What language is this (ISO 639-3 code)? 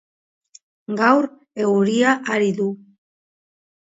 eus